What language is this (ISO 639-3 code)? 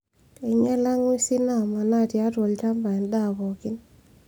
mas